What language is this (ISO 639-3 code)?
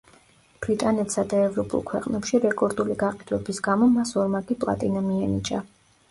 kat